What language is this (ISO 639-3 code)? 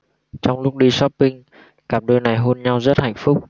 vie